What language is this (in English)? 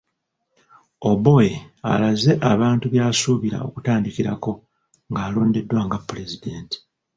Ganda